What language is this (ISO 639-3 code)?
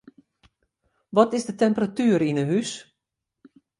fry